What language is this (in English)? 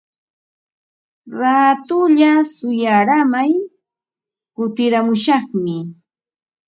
Ambo-Pasco Quechua